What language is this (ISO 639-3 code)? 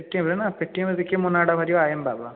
ori